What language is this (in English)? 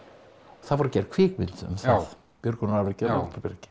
Icelandic